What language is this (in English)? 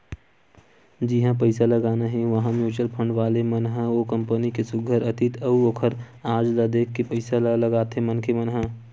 Chhattisgarhi